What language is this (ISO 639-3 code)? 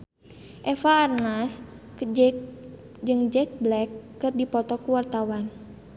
sun